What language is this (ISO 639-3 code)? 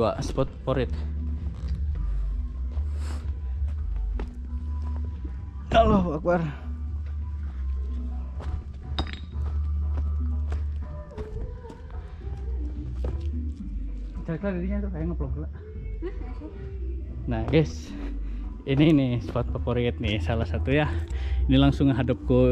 ind